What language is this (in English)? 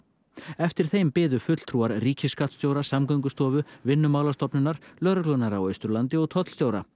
Icelandic